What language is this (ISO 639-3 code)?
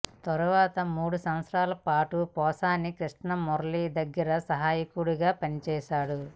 tel